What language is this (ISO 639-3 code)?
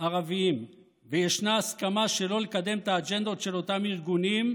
heb